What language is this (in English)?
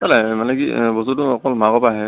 Assamese